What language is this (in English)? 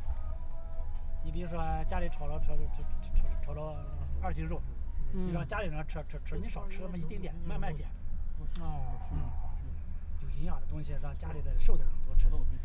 Chinese